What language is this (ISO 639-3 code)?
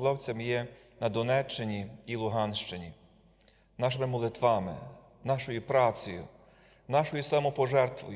ukr